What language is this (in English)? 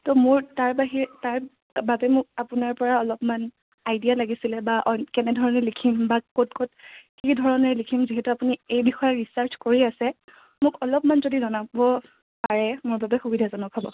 Assamese